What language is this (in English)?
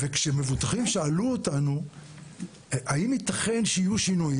Hebrew